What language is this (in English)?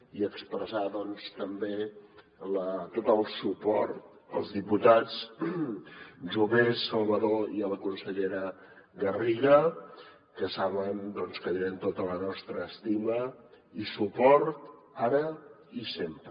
Catalan